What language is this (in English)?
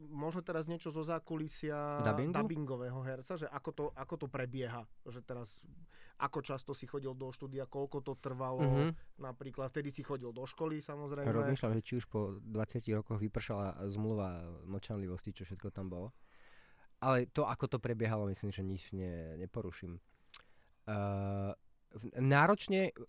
Slovak